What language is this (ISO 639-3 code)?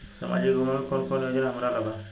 bho